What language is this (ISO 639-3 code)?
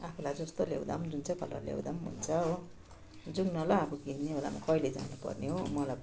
nep